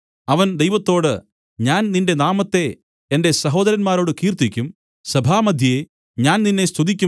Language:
Malayalam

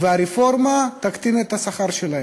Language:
Hebrew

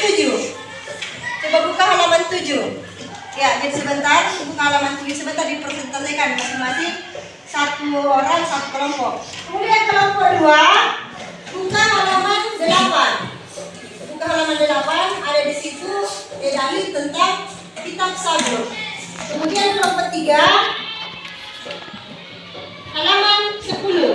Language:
Indonesian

